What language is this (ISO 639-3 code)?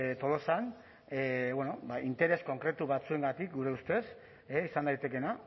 eus